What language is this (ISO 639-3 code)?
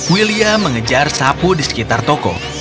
ind